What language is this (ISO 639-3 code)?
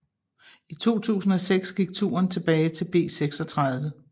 dan